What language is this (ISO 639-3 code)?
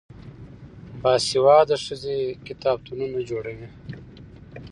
pus